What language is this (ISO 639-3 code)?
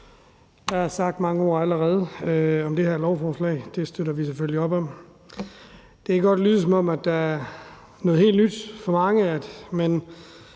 dan